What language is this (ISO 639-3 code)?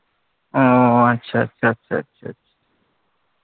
ben